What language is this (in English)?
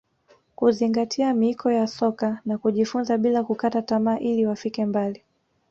Swahili